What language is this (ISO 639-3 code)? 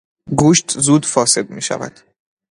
fas